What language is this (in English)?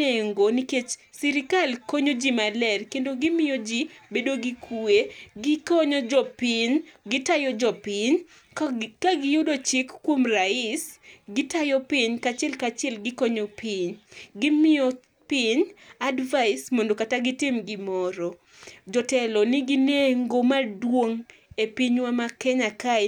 Luo (Kenya and Tanzania)